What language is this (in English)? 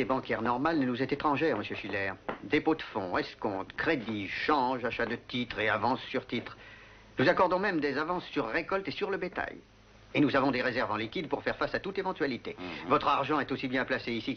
French